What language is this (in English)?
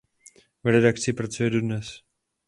Czech